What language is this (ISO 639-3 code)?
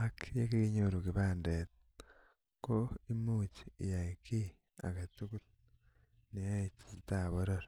kln